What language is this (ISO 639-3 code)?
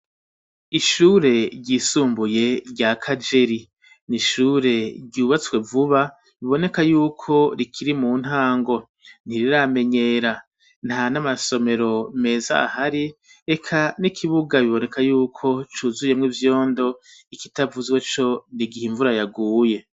run